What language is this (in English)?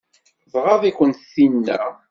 Kabyle